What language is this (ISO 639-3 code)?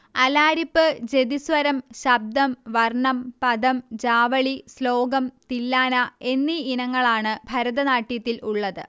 mal